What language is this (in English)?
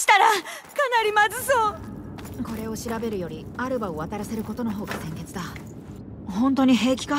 Japanese